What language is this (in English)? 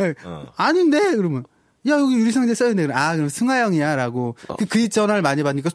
Korean